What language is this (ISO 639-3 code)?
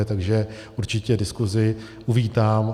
ces